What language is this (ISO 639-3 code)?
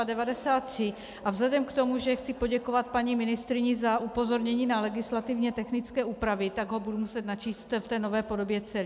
ces